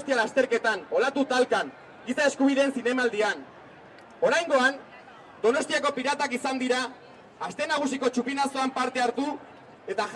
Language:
Spanish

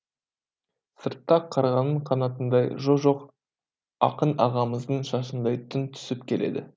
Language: Kazakh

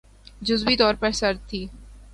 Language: Urdu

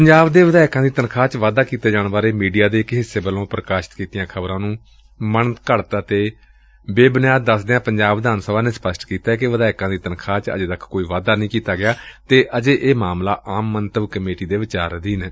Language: Punjabi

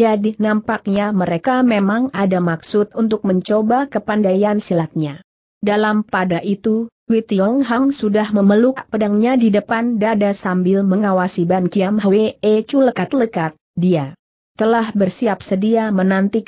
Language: Indonesian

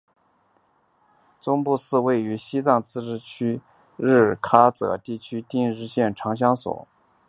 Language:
Chinese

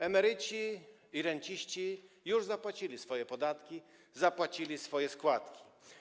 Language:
Polish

